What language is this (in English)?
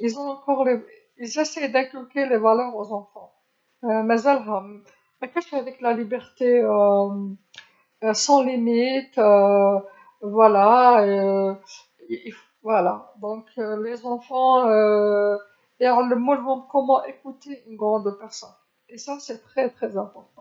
Algerian Arabic